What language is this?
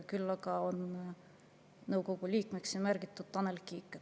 Estonian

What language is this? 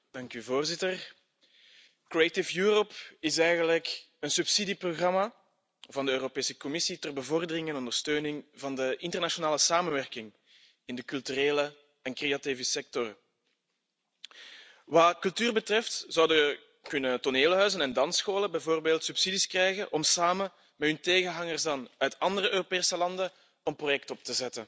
Dutch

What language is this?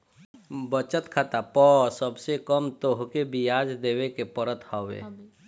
Bhojpuri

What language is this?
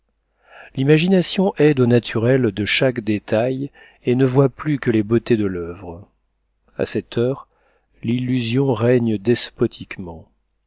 French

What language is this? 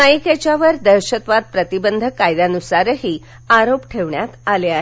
Marathi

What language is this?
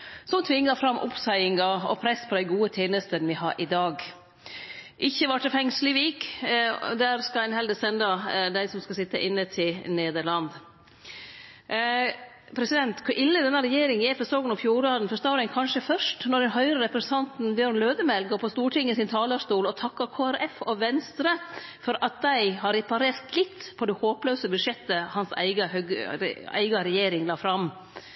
Norwegian Nynorsk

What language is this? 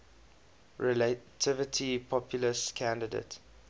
English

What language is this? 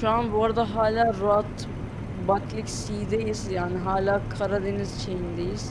Turkish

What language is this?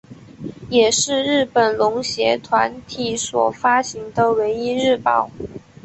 Chinese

